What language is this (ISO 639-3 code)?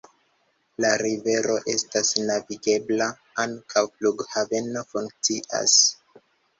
epo